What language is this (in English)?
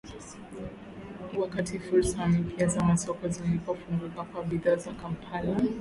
Swahili